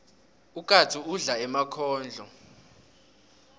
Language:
South Ndebele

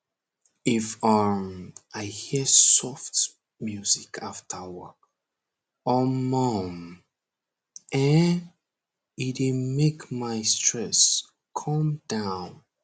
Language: Nigerian Pidgin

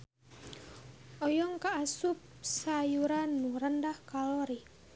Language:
Sundanese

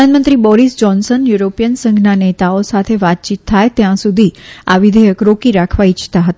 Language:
Gujarati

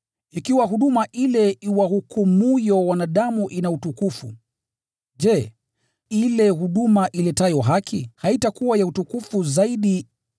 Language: Swahili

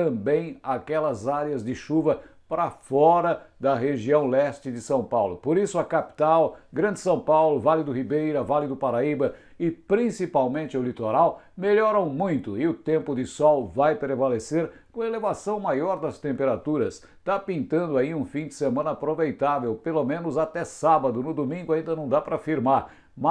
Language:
Portuguese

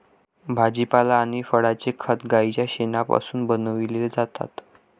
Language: Marathi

